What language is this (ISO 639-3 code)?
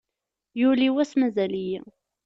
kab